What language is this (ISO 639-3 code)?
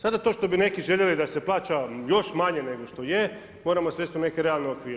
hrv